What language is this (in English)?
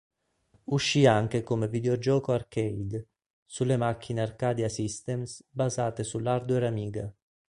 Italian